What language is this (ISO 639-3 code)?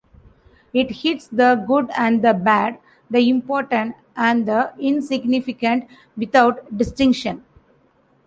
eng